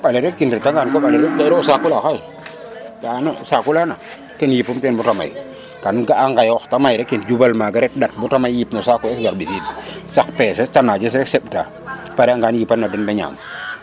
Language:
Serer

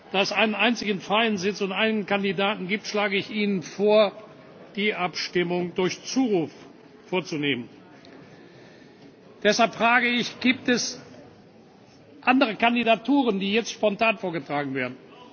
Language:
German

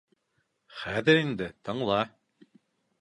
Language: Bashkir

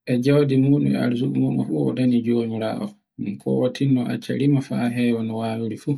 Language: Borgu Fulfulde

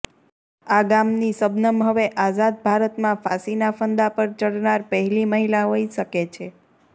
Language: Gujarati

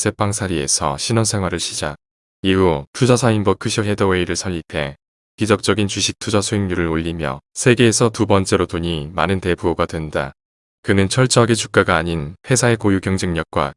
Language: Korean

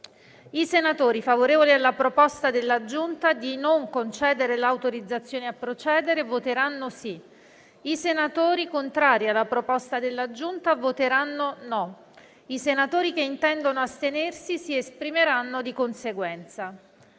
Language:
Italian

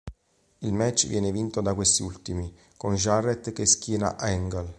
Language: Italian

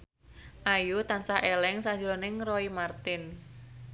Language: Javanese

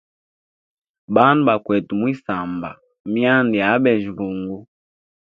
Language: Hemba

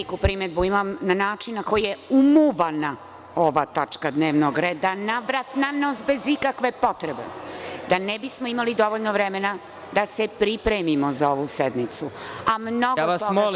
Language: Serbian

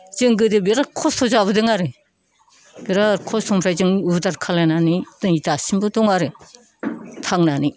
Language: Bodo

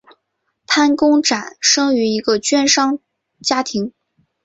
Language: Chinese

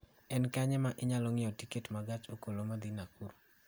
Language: Luo (Kenya and Tanzania)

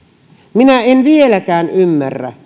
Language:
Finnish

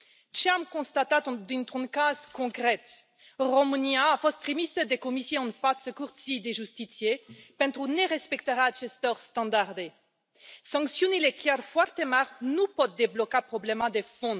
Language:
Romanian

